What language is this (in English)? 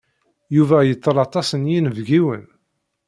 Kabyle